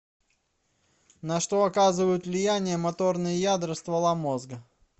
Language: Russian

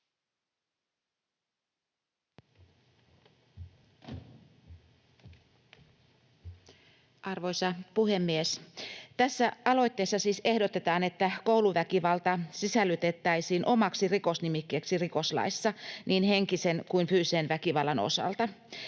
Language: Finnish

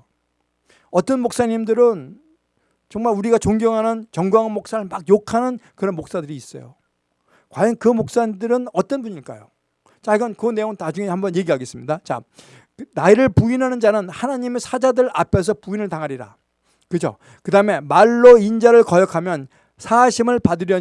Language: Korean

